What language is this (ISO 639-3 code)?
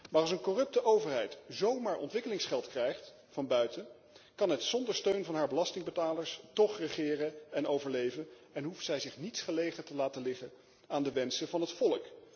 nld